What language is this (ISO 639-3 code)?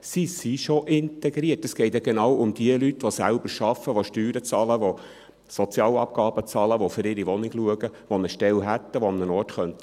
gsw